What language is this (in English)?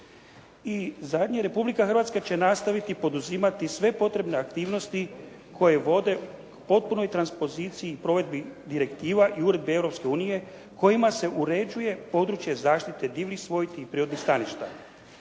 Croatian